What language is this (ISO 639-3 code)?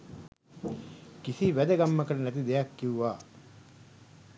sin